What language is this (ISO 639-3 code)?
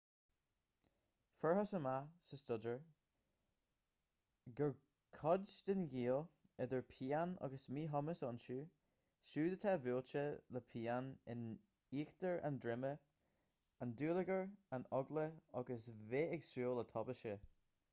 gle